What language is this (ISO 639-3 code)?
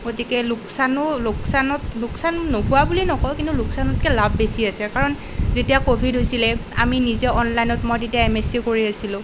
asm